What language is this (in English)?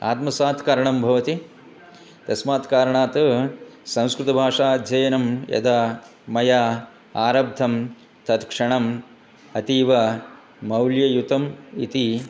Sanskrit